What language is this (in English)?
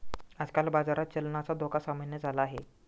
Marathi